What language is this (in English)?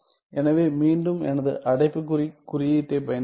Tamil